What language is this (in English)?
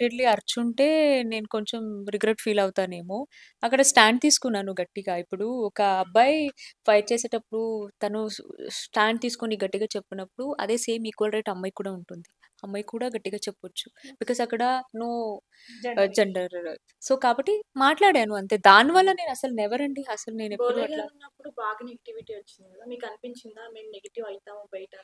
Telugu